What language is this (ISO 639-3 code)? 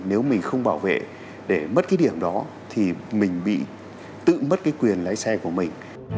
vie